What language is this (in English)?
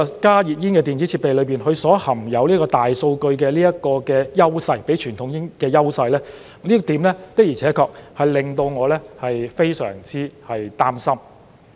Cantonese